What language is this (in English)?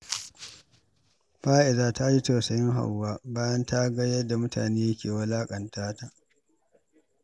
Hausa